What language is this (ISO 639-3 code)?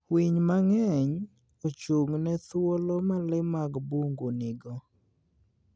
luo